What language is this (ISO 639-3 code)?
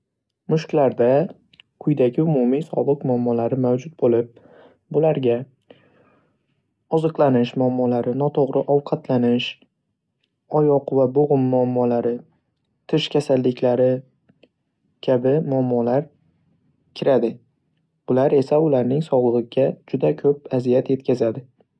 uzb